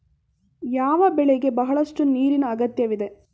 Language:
Kannada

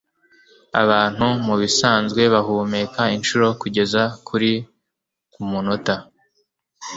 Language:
Kinyarwanda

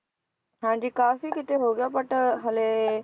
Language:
Punjabi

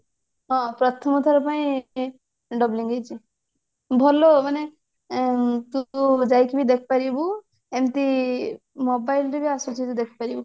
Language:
Odia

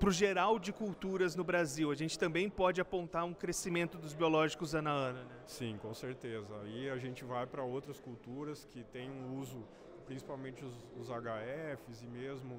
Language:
Portuguese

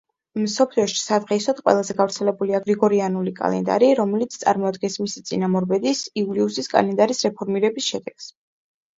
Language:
Georgian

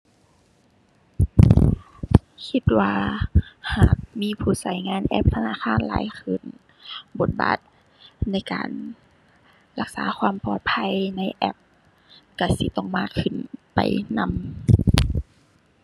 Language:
Thai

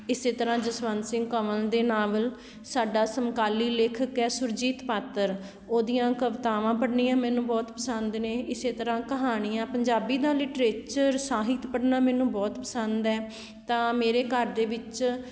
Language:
Punjabi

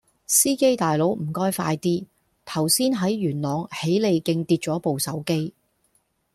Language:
Cantonese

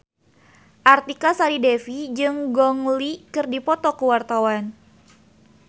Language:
Sundanese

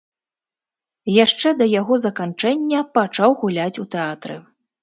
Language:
Belarusian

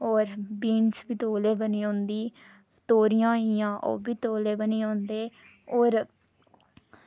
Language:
Dogri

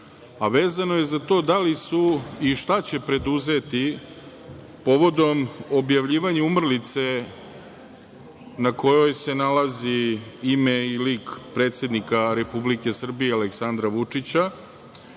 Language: Serbian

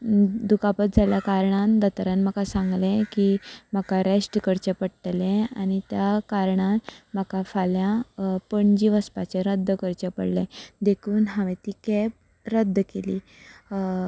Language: Konkani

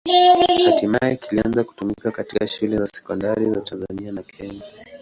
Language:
Swahili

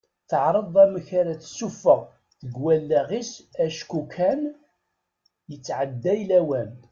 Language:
Kabyle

